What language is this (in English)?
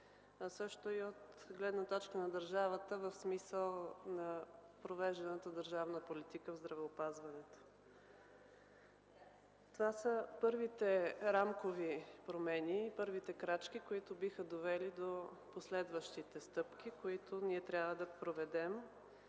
Bulgarian